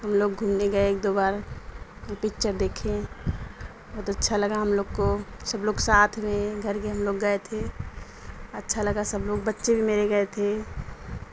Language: Urdu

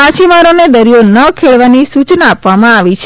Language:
Gujarati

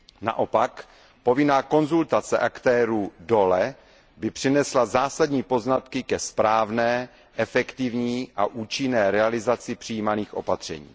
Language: Czech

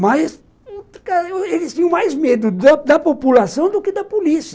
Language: Portuguese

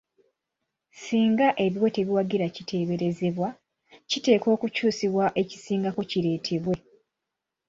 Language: Ganda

